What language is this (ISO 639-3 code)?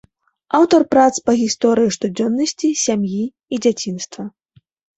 bel